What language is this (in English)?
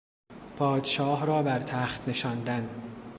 Persian